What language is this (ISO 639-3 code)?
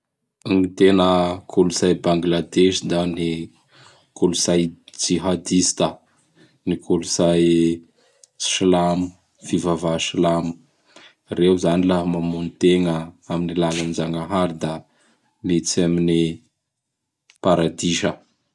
bhr